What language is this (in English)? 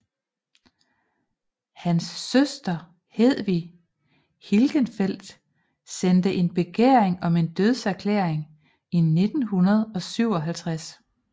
Danish